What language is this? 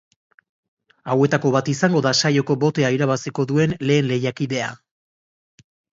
Basque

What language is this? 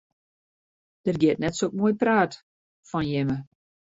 Western Frisian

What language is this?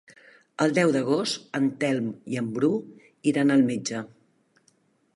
Catalan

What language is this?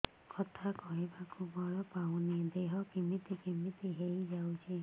Odia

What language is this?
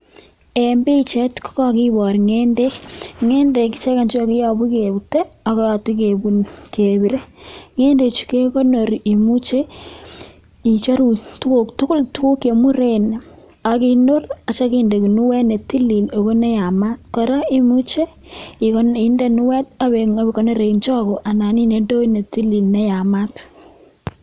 Kalenjin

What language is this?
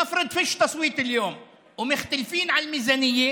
Hebrew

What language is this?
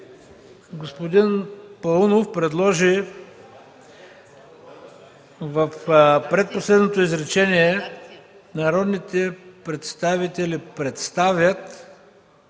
Bulgarian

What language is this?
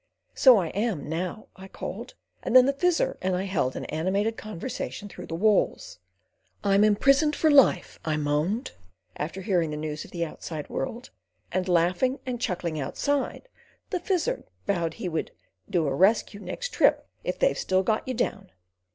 English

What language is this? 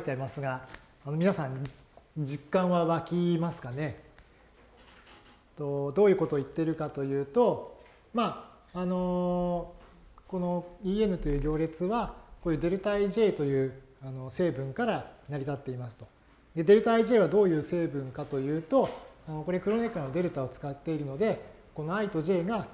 Japanese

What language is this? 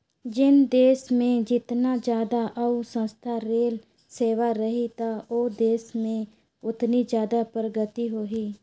Chhattisgarhi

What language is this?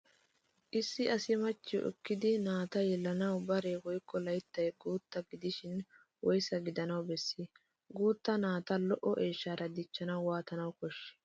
Wolaytta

